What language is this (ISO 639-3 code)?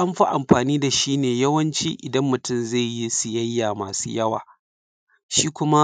hau